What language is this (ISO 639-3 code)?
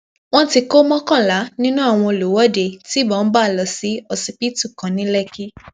yor